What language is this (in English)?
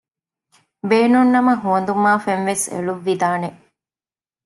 Divehi